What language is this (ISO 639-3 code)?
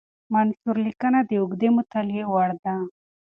pus